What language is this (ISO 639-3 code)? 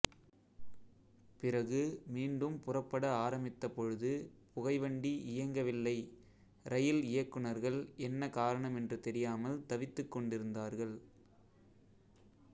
tam